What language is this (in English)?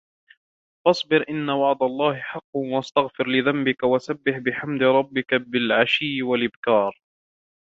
Arabic